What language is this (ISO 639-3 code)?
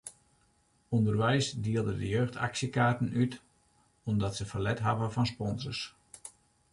fry